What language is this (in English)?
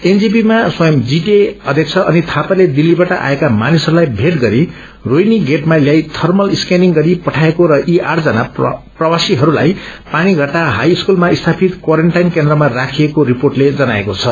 Nepali